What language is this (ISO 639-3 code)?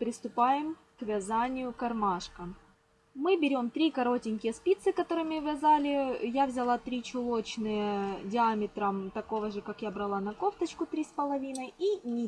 rus